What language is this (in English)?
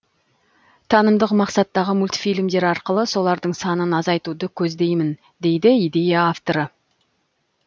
Kazakh